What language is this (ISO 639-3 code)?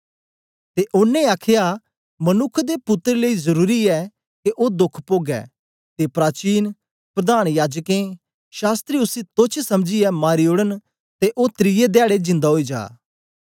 doi